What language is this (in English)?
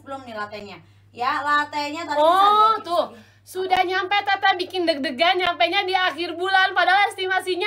Indonesian